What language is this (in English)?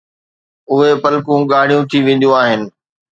Sindhi